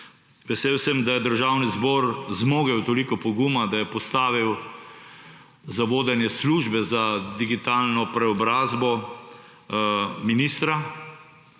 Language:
Slovenian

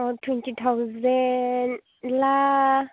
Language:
Bodo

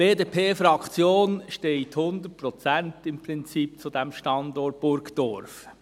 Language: Swiss German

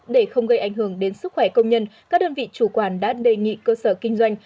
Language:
Vietnamese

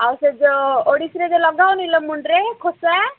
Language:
Odia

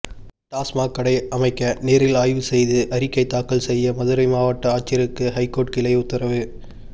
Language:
Tamil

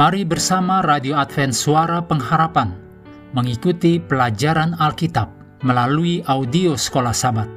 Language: Indonesian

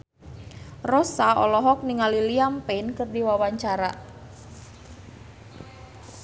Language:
Sundanese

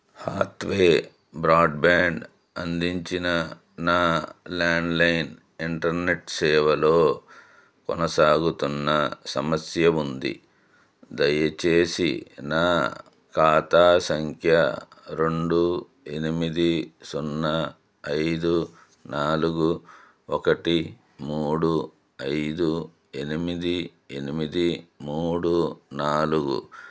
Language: Telugu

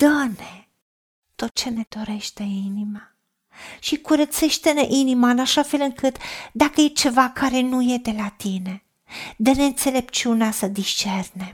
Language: Romanian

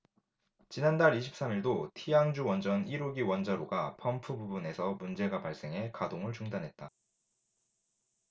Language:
Korean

